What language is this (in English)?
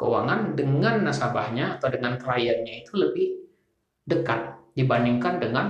Indonesian